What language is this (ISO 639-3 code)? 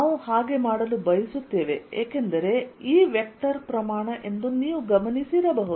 kan